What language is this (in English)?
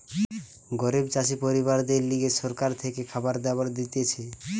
Bangla